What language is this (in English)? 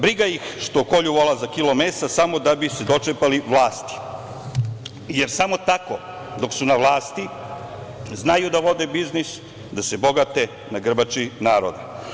Serbian